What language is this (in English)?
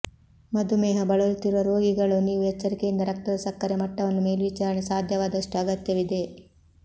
Kannada